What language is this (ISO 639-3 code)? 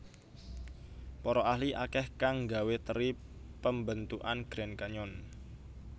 jav